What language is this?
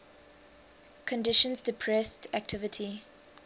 English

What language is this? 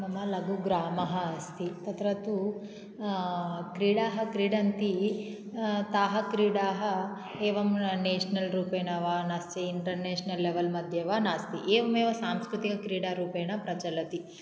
Sanskrit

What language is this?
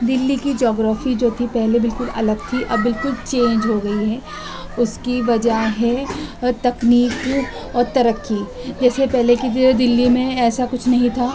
Urdu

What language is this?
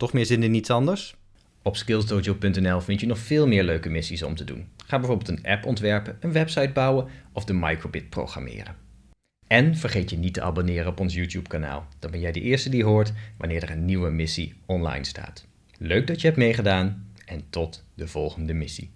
Dutch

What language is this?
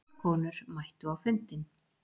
Icelandic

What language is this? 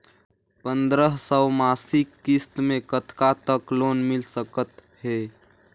Chhattisgarhi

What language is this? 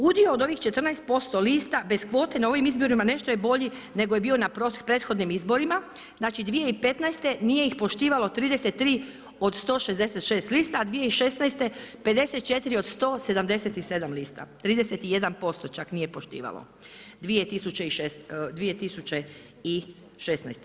Croatian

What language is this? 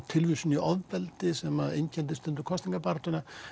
Icelandic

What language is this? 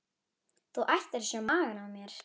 Icelandic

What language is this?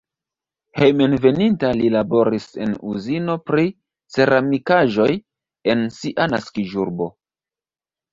Esperanto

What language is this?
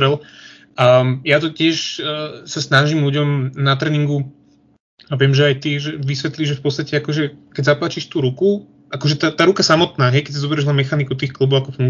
Slovak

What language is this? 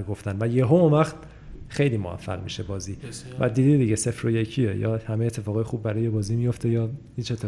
Persian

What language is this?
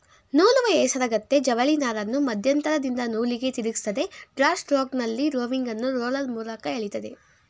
Kannada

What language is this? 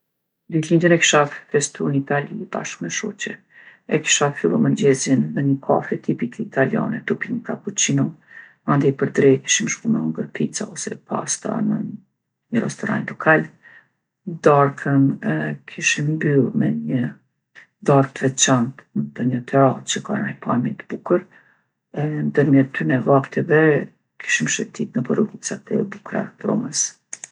Gheg Albanian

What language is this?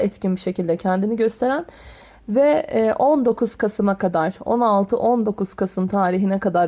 Turkish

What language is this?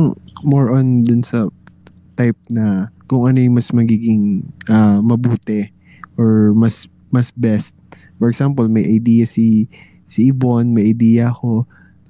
Filipino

